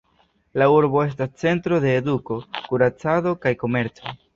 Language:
Esperanto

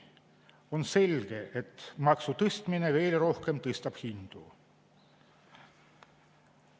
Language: Estonian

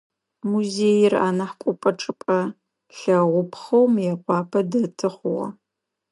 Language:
Adyghe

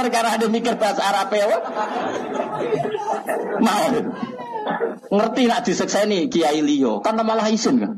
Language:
Indonesian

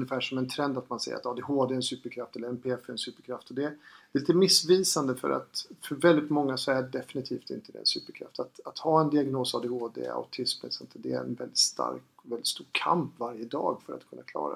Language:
Swedish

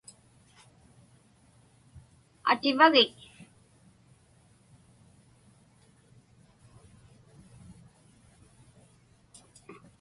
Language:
Inupiaq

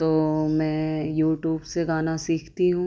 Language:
Urdu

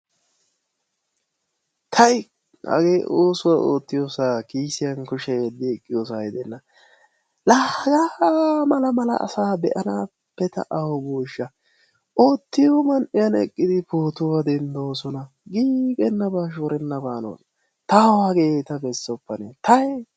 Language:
Wolaytta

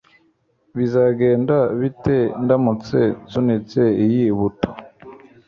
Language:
Kinyarwanda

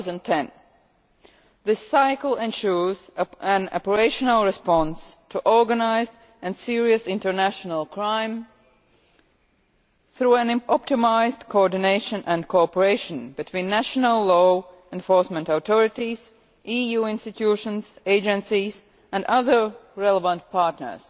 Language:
English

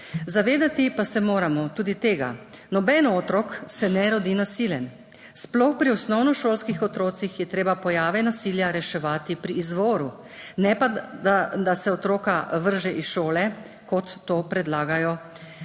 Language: Slovenian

